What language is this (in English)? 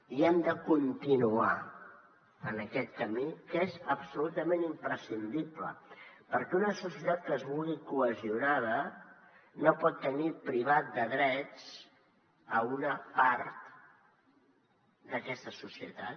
Catalan